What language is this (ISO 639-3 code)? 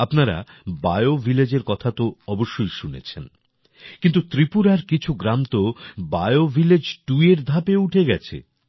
ben